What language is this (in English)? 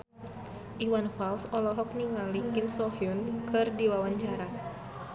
Sundanese